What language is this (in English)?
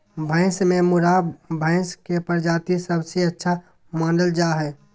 Magahi